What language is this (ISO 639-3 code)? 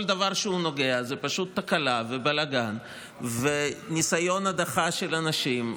heb